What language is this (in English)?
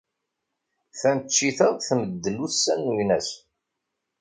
Kabyle